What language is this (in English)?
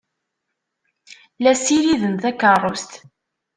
Kabyle